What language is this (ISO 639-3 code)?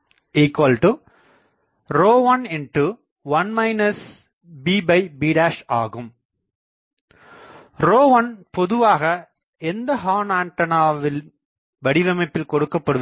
tam